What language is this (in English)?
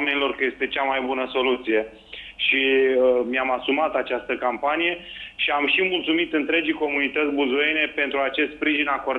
Romanian